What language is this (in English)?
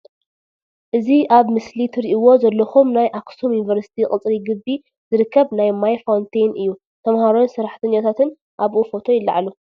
Tigrinya